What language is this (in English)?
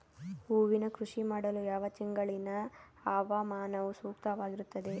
Kannada